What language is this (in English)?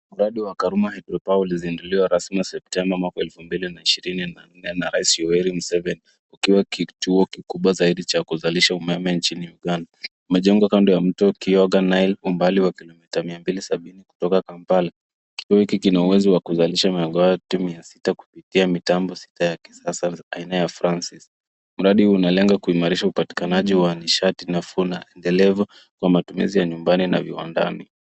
Swahili